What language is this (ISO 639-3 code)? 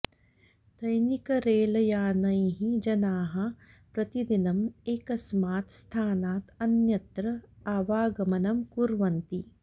san